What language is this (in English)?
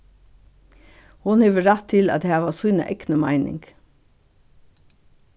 Faroese